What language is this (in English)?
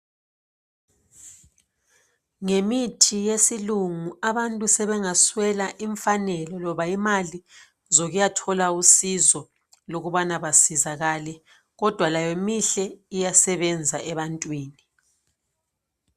North Ndebele